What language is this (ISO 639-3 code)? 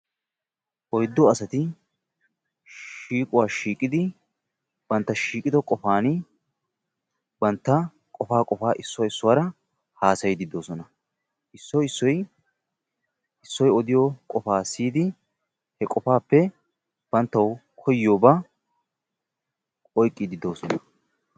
wal